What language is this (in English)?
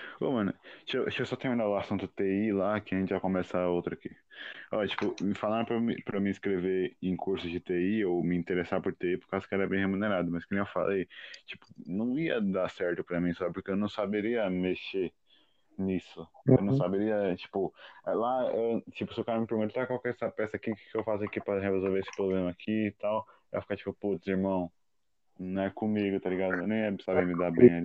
Portuguese